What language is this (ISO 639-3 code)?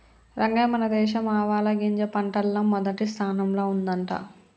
tel